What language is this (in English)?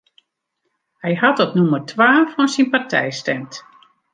Western Frisian